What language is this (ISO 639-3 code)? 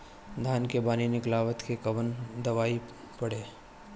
bho